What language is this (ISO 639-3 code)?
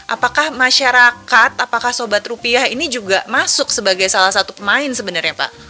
ind